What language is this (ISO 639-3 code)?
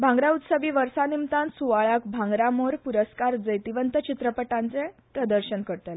kok